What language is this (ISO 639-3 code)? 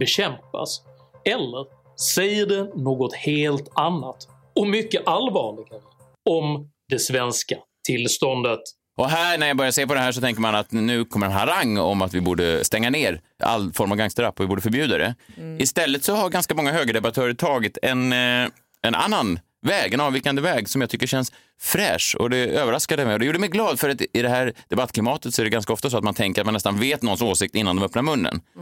swe